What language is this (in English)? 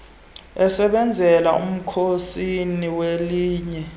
Xhosa